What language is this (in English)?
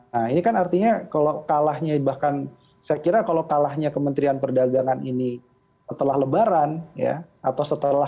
Indonesian